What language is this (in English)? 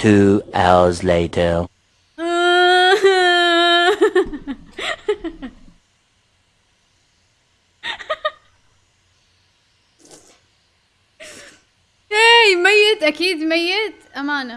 Arabic